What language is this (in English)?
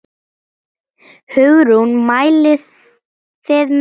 Icelandic